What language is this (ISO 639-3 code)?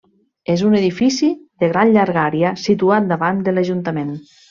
cat